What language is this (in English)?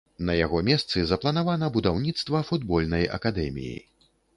Belarusian